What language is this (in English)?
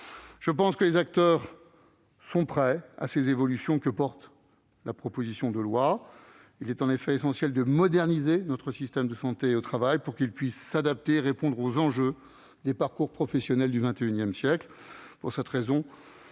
French